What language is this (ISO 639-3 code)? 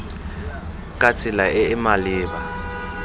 tsn